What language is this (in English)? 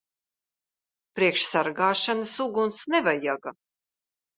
Latvian